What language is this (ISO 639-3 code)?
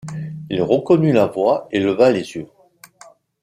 fra